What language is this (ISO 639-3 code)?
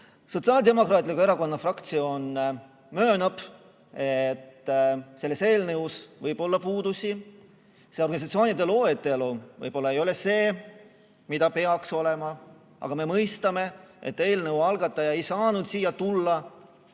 est